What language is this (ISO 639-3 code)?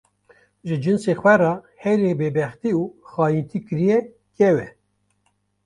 kur